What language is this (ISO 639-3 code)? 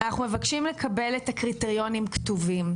heb